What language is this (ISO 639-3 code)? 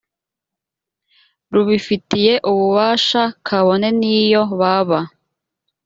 kin